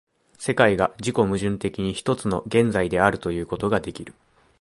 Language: Japanese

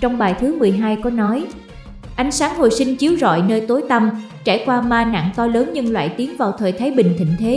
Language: Vietnamese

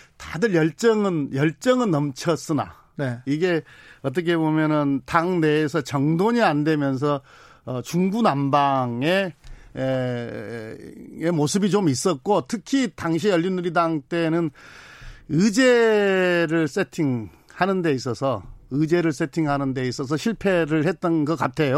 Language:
Korean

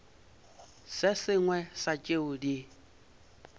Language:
Northern Sotho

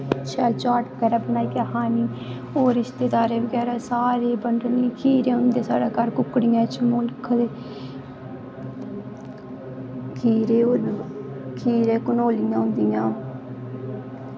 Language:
Dogri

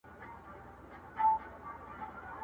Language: Pashto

